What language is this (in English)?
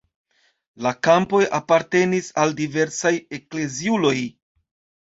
Esperanto